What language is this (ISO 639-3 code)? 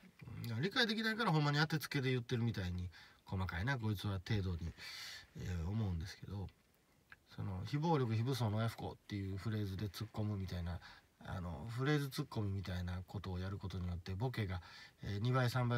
jpn